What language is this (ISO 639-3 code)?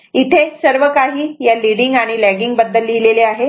mar